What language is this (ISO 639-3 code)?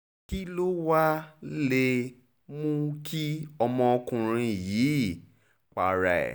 yor